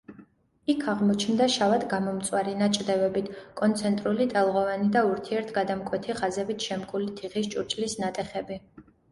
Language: Georgian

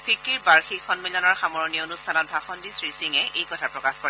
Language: Assamese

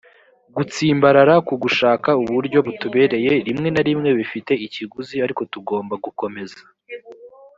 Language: Kinyarwanda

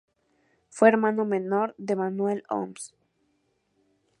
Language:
Spanish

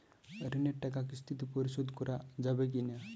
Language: Bangla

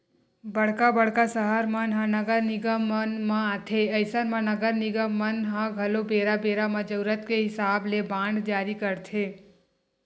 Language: Chhattisgarhi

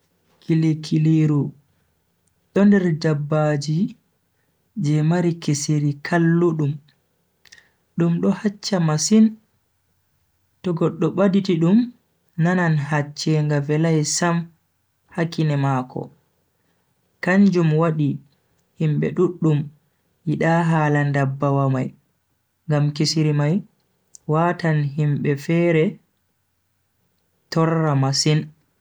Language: Bagirmi Fulfulde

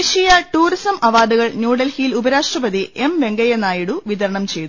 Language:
Malayalam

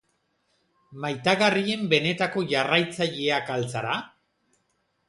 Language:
Basque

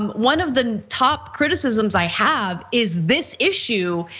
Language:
English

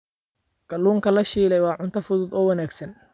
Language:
Somali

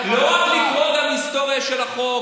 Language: Hebrew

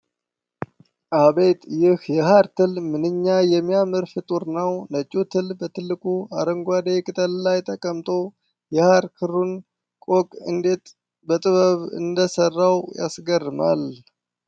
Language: Amharic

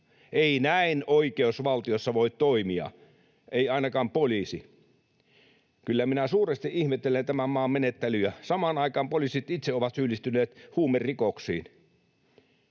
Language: Finnish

